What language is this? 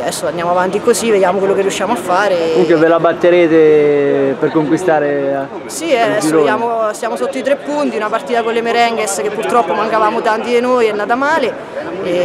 Italian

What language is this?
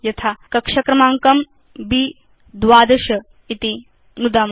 Sanskrit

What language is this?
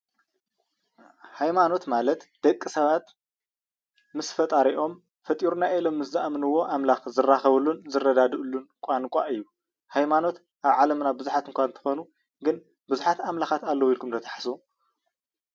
Tigrinya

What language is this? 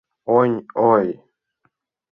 Mari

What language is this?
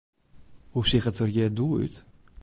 Western Frisian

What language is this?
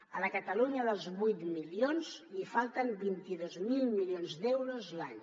Catalan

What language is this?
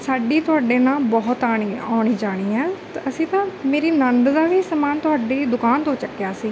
Punjabi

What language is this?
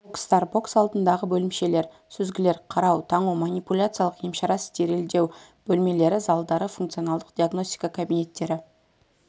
Kazakh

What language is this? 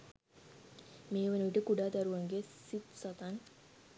Sinhala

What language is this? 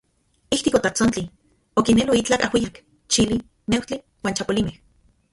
Central Puebla Nahuatl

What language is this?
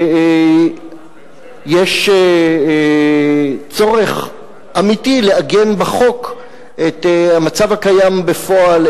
Hebrew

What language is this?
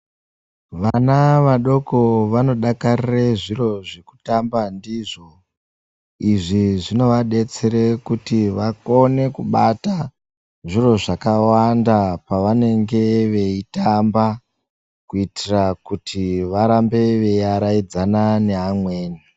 Ndau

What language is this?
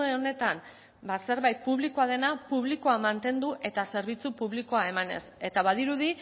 Basque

